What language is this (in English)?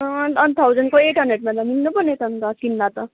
Nepali